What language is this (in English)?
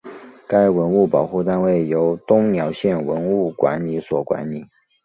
Chinese